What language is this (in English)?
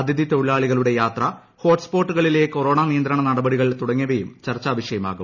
Malayalam